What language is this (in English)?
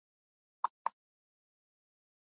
Urdu